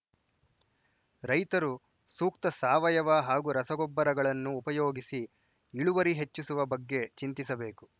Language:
Kannada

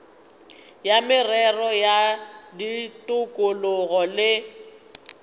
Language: Northern Sotho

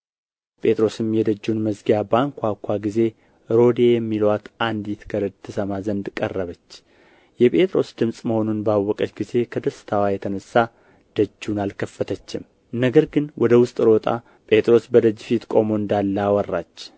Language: Amharic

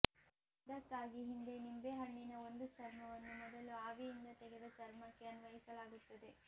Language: Kannada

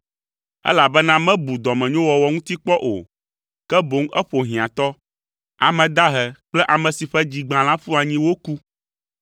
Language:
Ewe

